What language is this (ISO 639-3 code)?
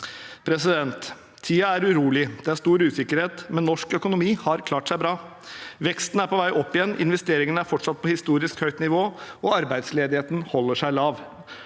nor